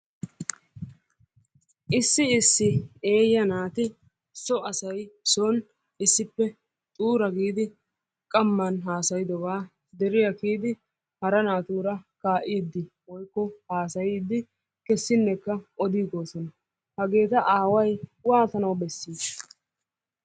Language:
Wolaytta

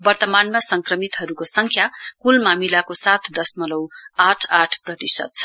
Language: Nepali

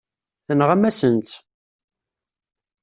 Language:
Kabyle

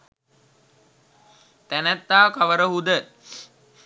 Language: Sinhala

